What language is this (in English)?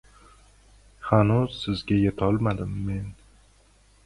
Uzbek